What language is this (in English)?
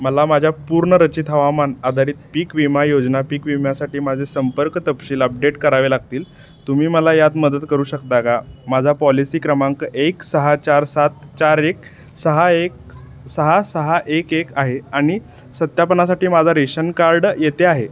Marathi